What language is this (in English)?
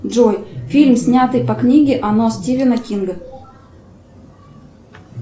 Russian